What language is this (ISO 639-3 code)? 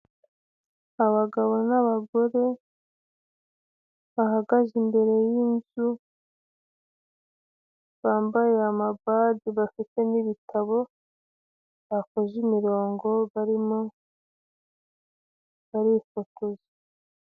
kin